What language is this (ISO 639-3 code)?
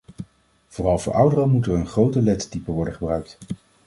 nld